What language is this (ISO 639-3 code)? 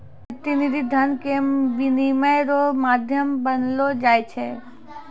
mai